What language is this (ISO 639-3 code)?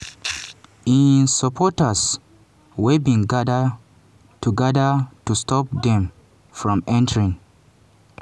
pcm